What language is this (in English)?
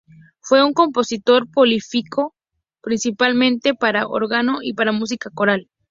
Spanish